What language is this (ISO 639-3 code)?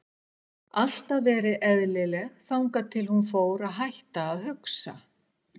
isl